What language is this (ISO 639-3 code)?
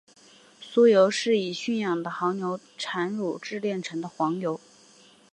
zho